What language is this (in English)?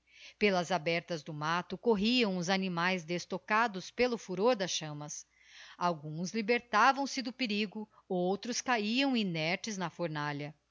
Portuguese